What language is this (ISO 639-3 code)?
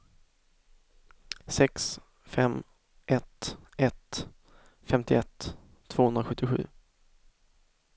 swe